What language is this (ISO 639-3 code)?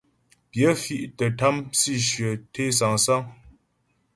bbj